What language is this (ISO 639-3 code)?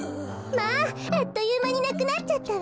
jpn